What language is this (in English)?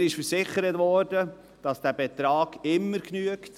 Swiss German